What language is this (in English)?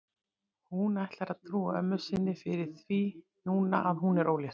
Icelandic